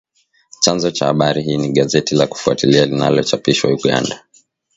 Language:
Swahili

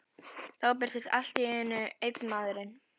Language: Icelandic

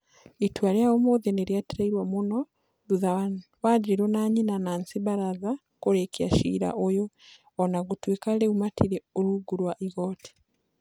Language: Kikuyu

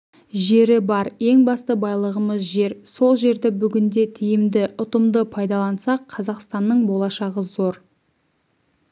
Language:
Kazakh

